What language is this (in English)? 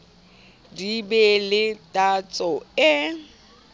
Southern Sotho